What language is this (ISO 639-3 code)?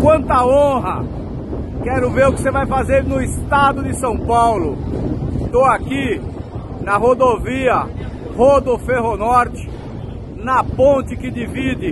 por